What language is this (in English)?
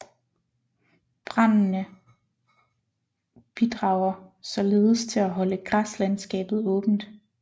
Danish